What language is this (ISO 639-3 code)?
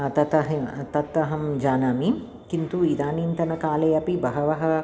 san